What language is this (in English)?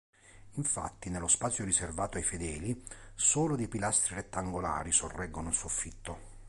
Italian